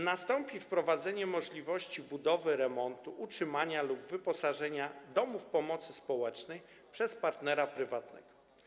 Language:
Polish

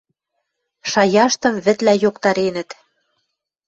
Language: Western Mari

